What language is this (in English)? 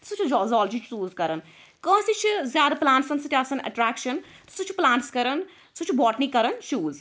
Kashmiri